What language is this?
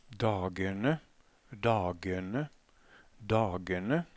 Norwegian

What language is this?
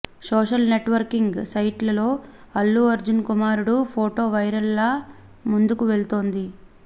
Telugu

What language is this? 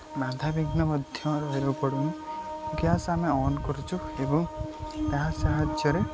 Odia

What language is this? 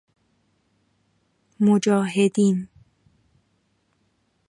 Persian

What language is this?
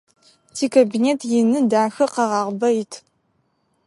Adyghe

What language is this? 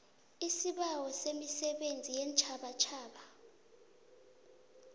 South Ndebele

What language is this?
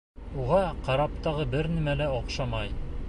Bashkir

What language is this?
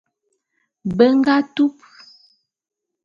Bulu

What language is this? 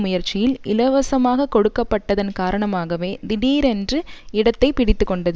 Tamil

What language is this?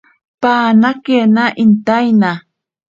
Ashéninka Perené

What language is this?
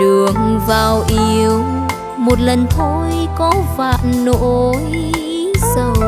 Vietnamese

